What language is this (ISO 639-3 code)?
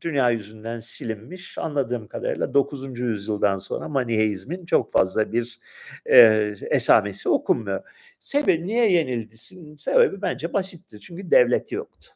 tur